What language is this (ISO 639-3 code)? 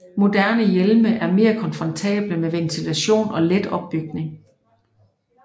dan